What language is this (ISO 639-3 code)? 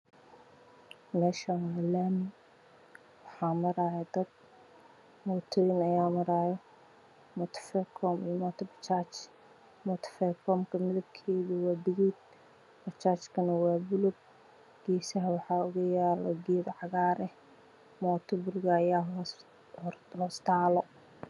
som